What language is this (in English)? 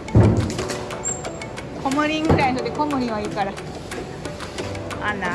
Japanese